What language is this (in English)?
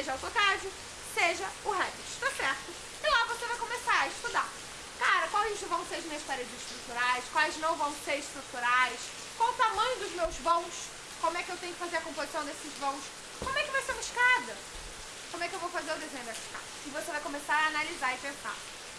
Portuguese